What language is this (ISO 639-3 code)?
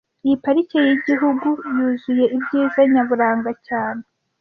kin